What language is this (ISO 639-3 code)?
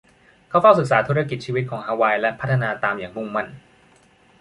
tha